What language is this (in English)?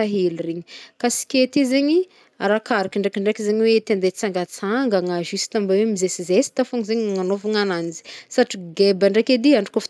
Northern Betsimisaraka Malagasy